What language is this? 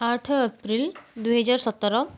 Odia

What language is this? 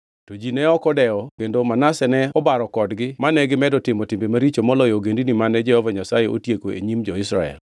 Luo (Kenya and Tanzania)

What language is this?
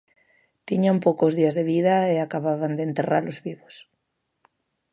Galician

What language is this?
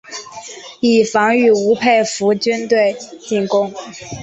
Chinese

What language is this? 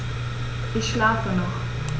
German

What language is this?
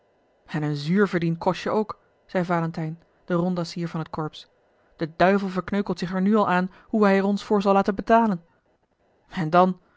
Dutch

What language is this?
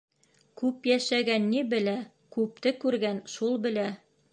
Bashkir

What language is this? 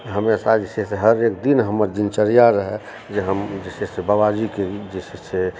Maithili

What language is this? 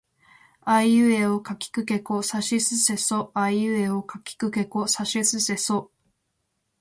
Japanese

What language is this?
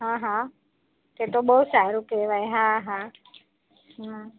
Gujarati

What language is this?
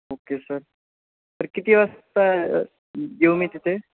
Marathi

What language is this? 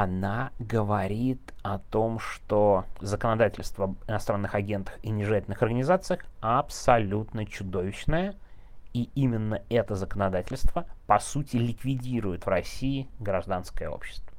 Russian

